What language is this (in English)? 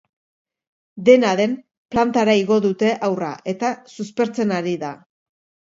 Basque